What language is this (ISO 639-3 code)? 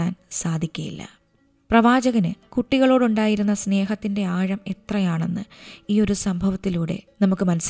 mal